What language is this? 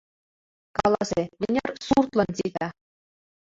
Mari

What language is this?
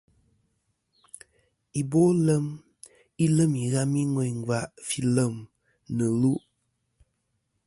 Kom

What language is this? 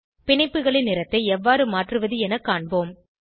Tamil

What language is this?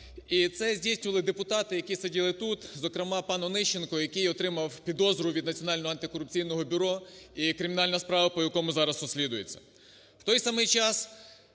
Ukrainian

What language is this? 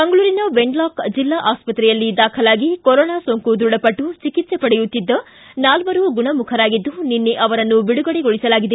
Kannada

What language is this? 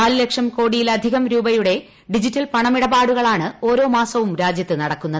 Malayalam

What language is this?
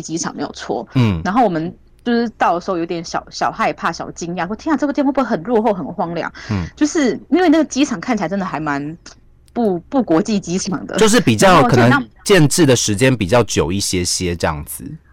Chinese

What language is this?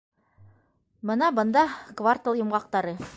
Bashkir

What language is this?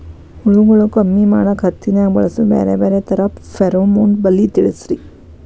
Kannada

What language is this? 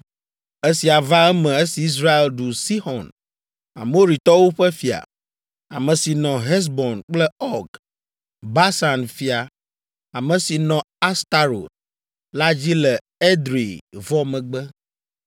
Ewe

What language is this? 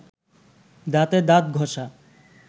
Bangla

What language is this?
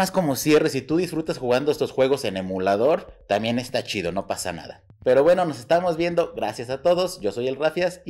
Spanish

